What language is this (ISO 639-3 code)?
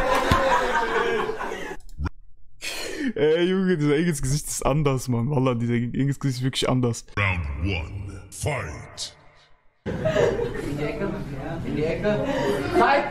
deu